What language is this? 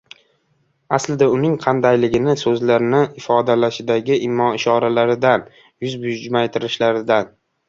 Uzbek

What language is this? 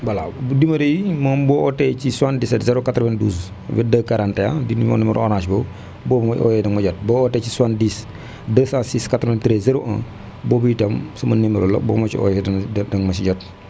Wolof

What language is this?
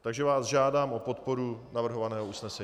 Czech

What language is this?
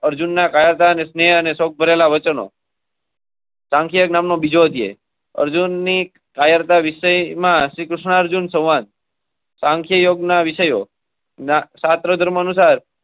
Gujarati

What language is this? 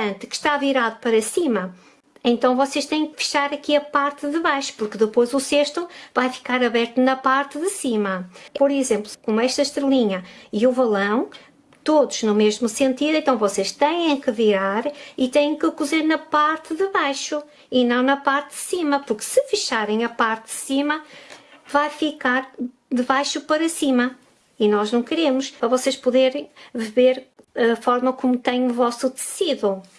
Portuguese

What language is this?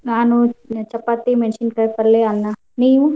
Kannada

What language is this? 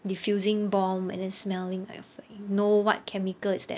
English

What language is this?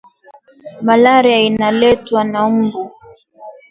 Swahili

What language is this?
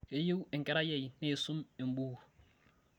Masai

